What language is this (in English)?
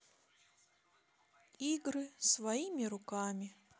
Russian